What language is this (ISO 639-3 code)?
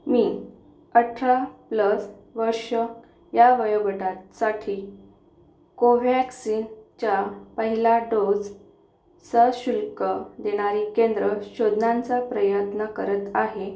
mar